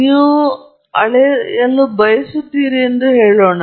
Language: Kannada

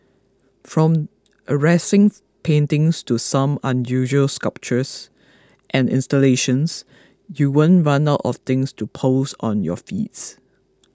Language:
English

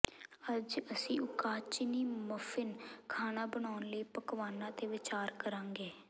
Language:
Punjabi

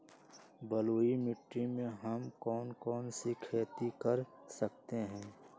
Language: Magahi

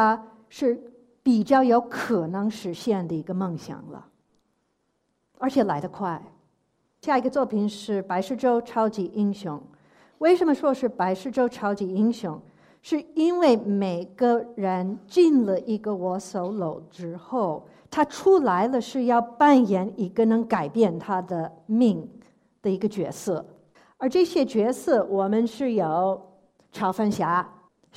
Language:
Chinese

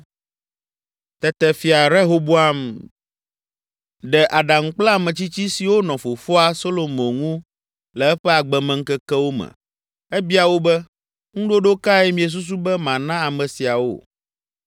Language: Ewe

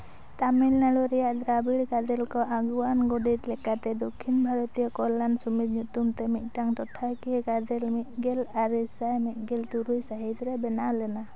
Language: Santali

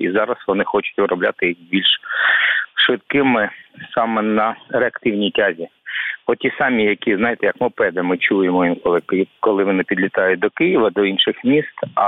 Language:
Ukrainian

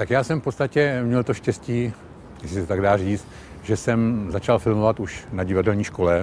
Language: Czech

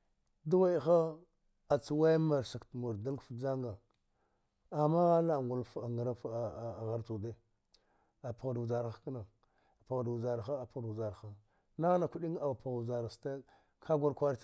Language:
Dghwede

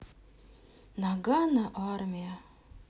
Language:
Russian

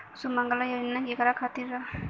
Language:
Bhojpuri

